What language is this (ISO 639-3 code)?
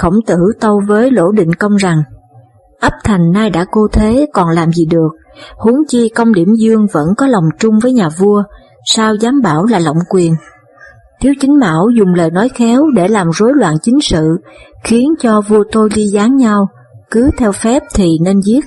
vie